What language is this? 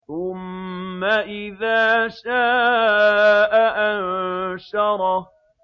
Arabic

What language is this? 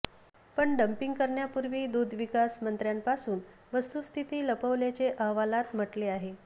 Marathi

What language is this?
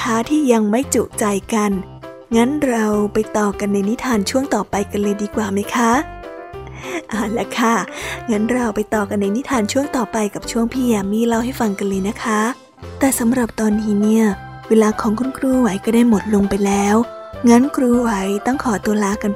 Thai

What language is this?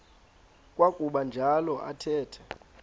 Xhosa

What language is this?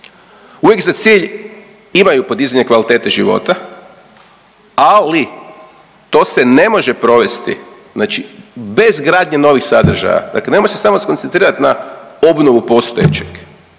Croatian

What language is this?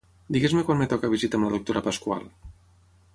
Catalan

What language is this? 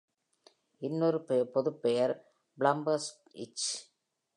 Tamil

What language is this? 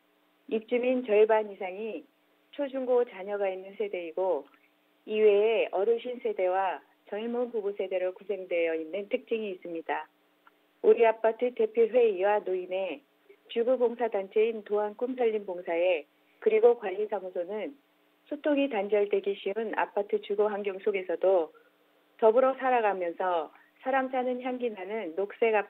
Korean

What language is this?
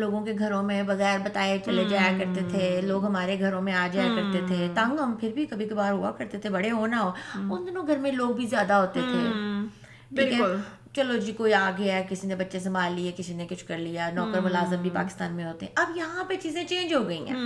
Urdu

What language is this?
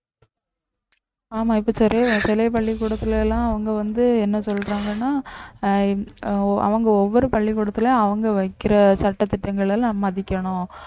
Tamil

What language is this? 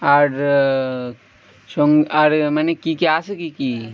Bangla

